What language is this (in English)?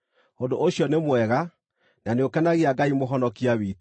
Kikuyu